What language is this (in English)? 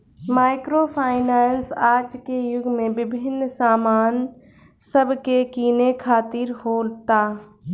Bhojpuri